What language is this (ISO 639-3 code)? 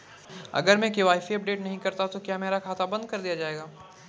hin